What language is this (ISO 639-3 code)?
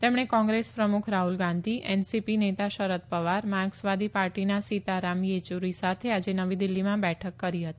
guj